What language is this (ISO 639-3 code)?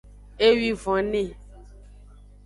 ajg